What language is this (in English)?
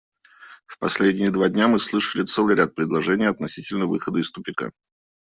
Russian